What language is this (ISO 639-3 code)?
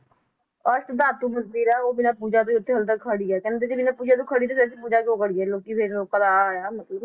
pan